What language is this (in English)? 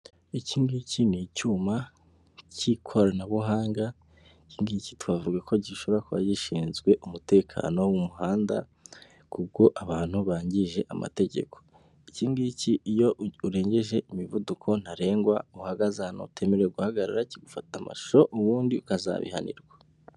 Kinyarwanda